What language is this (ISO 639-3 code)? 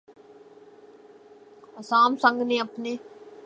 urd